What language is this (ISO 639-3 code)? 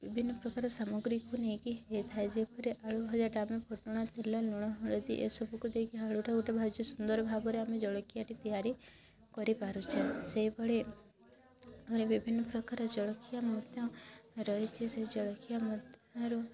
ori